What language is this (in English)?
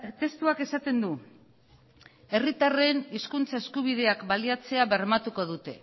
Basque